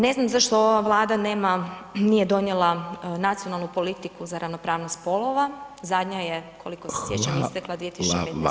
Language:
Croatian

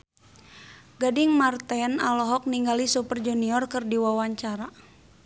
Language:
Sundanese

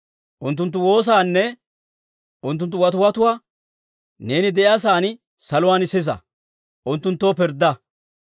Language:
Dawro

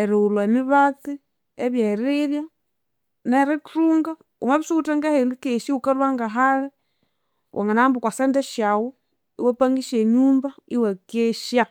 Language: Konzo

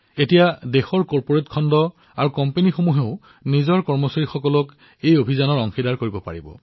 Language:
Assamese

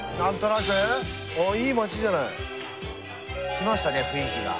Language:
Japanese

